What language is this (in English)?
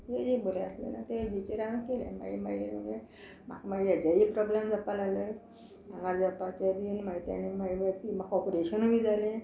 Konkani